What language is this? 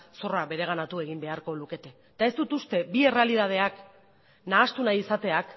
Basque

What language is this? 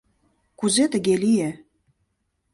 Mari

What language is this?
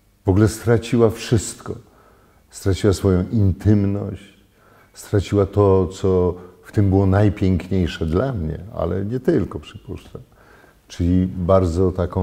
Polish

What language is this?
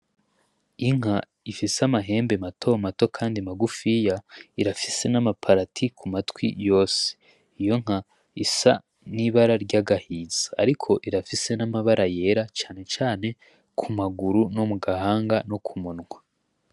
Rundi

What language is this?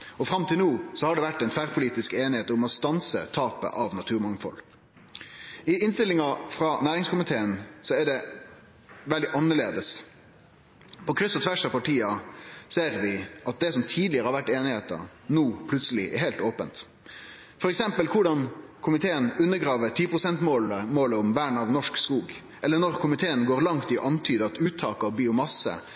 Norwegian Nynorsk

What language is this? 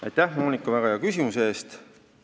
Estonian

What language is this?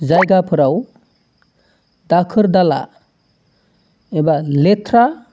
Bodo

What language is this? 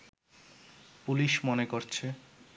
Bangla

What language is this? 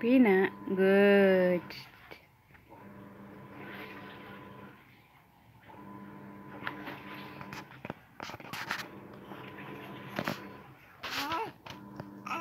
Spanish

